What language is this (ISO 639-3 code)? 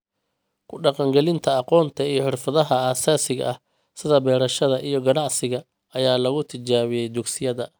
som